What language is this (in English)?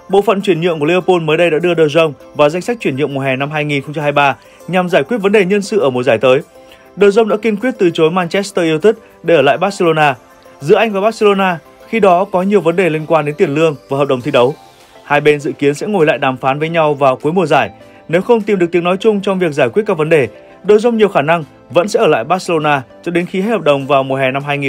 Vietnamese